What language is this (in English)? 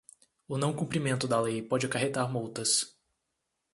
Portuguese